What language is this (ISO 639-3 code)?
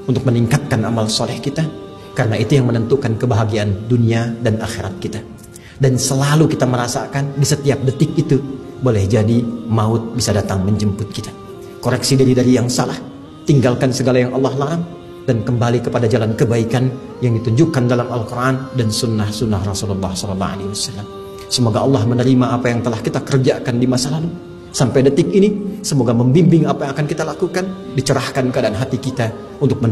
ind